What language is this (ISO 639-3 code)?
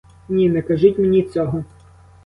ukr